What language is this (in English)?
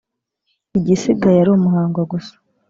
Kinyarwanda